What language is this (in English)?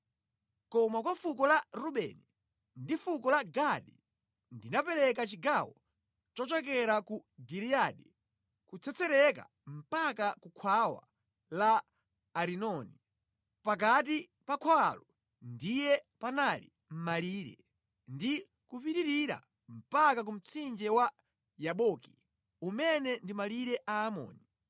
Nyanja